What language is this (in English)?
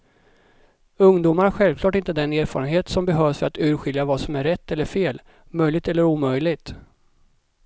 Swedish